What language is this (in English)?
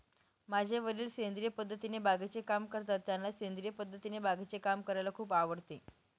Marathi